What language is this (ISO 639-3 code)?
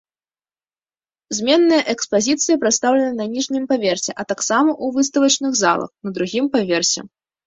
bel